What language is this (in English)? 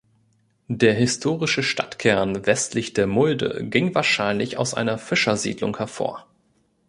German